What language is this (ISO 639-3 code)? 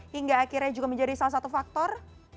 ind